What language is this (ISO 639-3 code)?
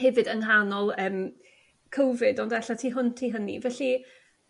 cym